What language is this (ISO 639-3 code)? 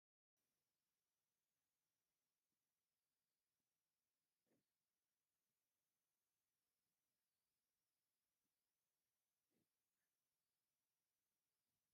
tir